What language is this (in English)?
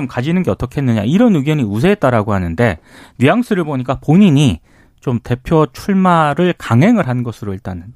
Korean